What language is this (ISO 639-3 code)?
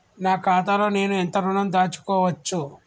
tel